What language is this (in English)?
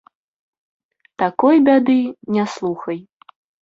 Belarusian